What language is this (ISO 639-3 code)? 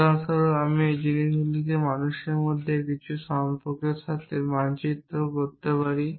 ben